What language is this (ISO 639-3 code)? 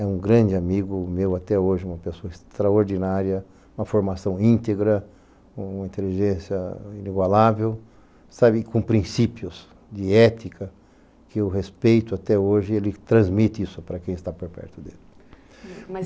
por